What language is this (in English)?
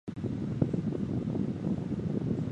Chinese